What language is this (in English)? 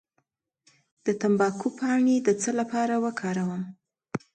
Pashto